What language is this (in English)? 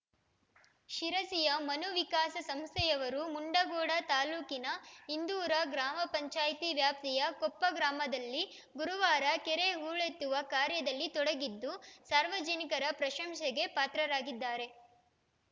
Kannada